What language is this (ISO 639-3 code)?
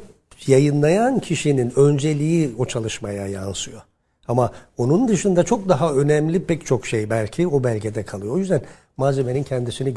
tur